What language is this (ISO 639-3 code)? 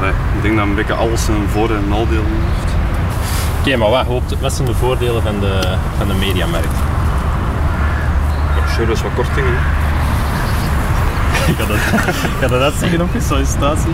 nld